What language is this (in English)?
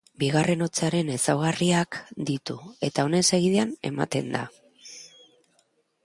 Basque